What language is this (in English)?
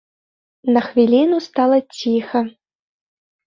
Belarusian